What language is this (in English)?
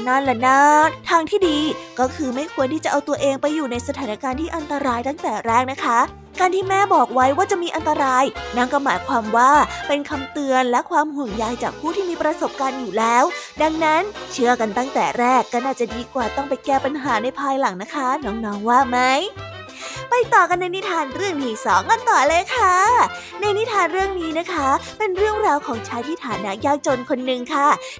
Thai